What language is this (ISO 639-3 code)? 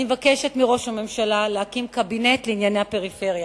heb